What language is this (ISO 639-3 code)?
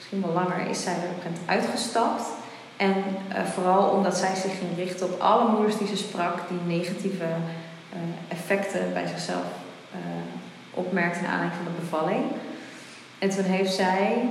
nld